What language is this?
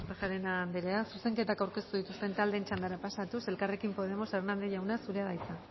Basque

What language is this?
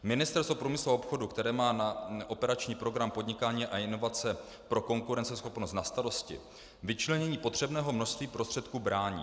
Czech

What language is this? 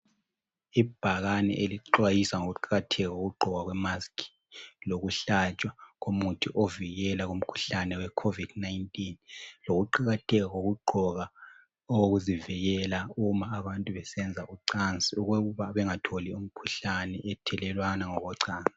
North Ndebele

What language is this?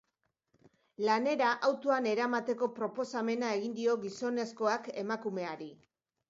Basque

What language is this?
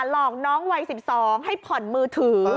Thai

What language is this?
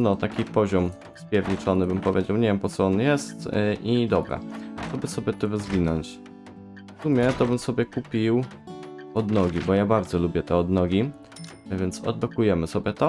Polish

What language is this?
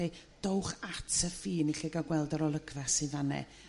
Welsh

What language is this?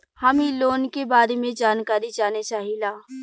Bhojpuri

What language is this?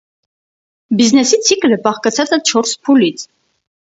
Armenian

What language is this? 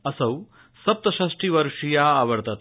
Sanskrit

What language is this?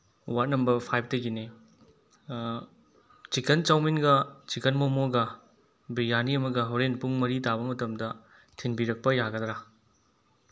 Manipuri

